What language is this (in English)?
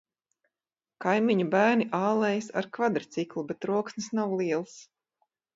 Latvian